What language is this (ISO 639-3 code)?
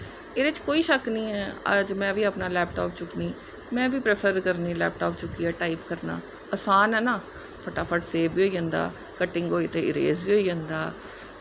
doi